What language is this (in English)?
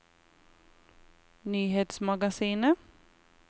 Norwegian